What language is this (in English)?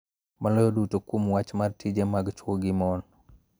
Luo (Kenya and Tanzania)